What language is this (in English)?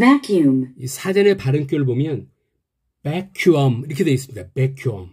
Korean